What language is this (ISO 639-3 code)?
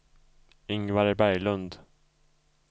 swe